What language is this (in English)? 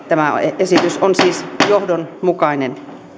Finnish